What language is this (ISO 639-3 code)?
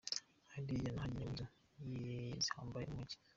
kin